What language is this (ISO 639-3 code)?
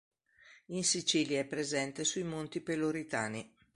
ita